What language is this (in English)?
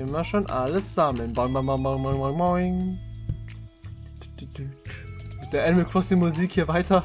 German